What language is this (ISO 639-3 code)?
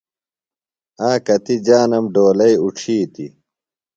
phl